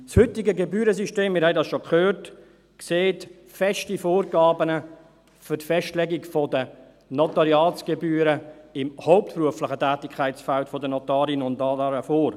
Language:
Swiss German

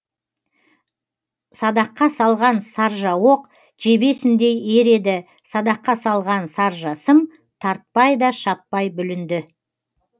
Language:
Kazakh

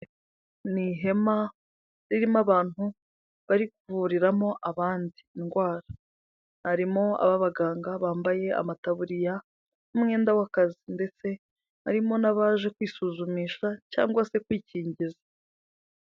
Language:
Kinyarwanda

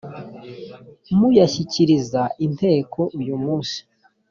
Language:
Kinyarwanda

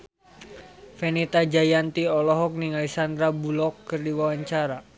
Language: Sundanese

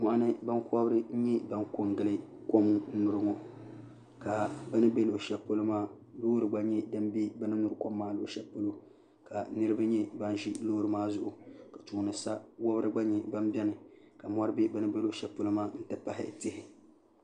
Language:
Dagbani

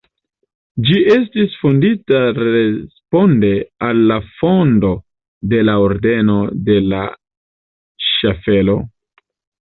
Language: Esperanto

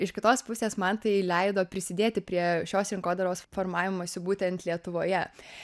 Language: Lithuanian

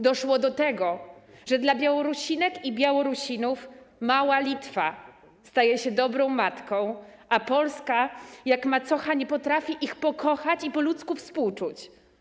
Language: Polish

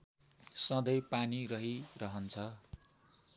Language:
Nepali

